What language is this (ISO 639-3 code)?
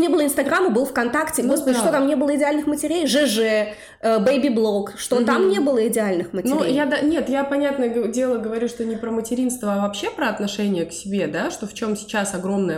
rus